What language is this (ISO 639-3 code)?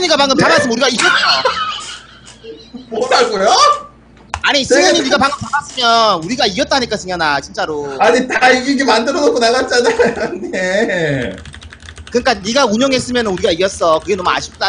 kor